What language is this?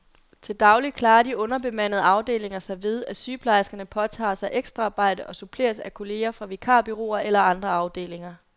Danish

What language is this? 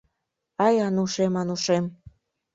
Mari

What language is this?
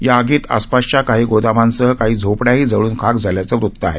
Marathi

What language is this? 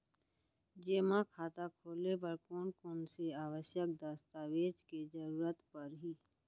Chhattisgarhi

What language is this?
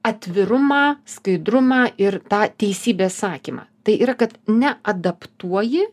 Lithuanian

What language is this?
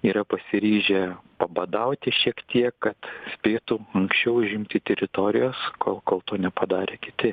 Lithuanian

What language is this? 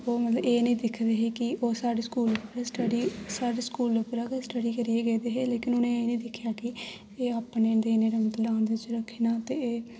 Dogri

